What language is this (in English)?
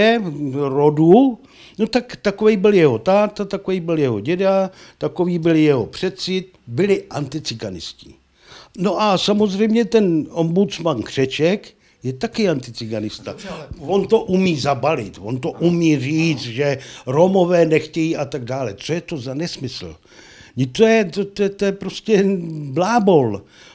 Czech